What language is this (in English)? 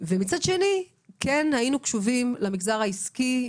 Hebrew